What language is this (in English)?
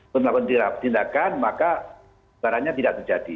Indonesian